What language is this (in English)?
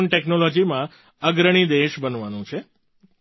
Gujarati